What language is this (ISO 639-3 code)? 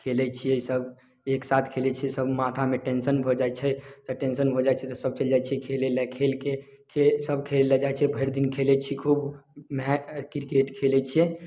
mai